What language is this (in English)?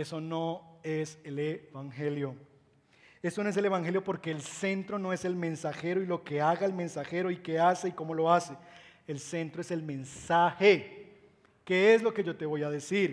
Spanish